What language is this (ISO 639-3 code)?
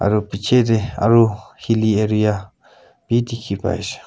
nag